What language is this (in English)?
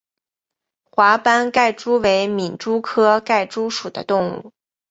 Chinese